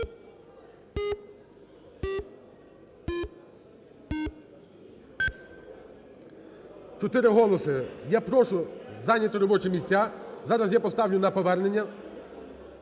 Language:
Ukrainian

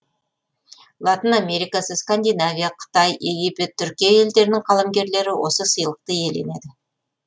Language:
Kazakh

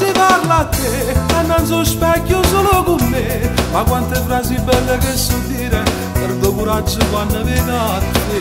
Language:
Italian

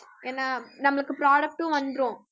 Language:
Tamil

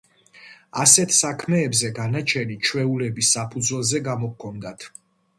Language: Georgian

